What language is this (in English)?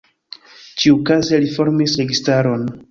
Esperanto